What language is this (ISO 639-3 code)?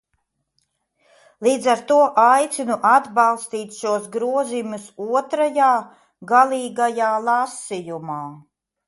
lav